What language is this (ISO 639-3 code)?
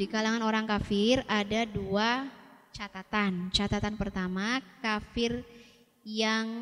ind